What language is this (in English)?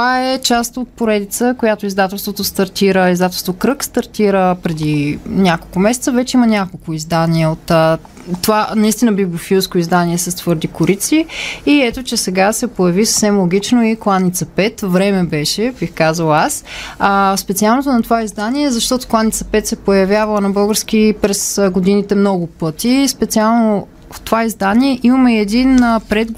Bulgarian